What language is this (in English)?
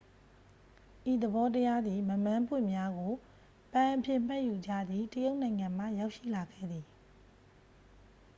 Burmese